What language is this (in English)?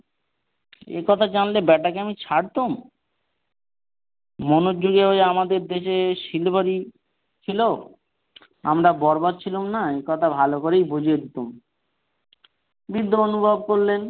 Bangla